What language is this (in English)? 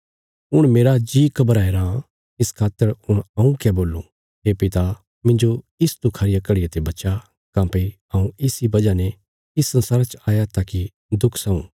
Bilaspuri